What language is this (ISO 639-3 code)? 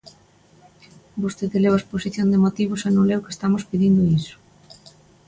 glg